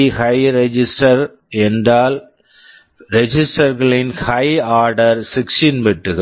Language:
Tamil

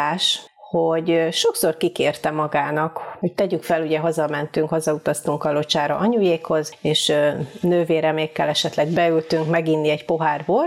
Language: Hungarian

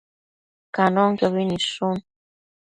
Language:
Matsés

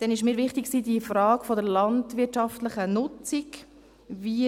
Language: Swiss German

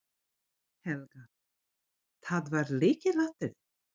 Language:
Icelandic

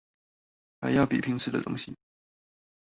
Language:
Chinese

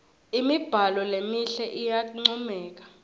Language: Swati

